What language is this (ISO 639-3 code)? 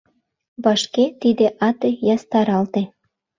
chm